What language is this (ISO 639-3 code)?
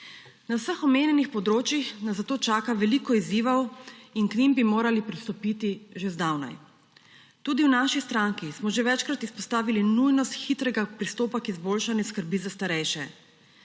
slv